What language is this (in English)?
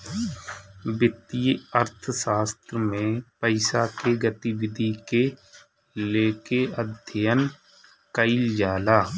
Bhojpuri